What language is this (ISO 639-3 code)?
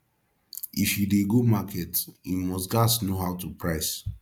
pcm